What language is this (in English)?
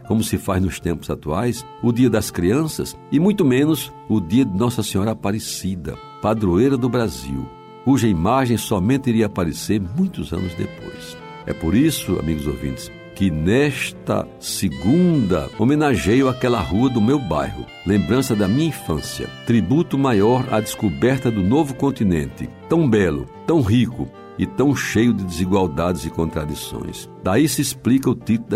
Portuguese